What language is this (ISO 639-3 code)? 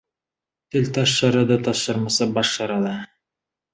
kaz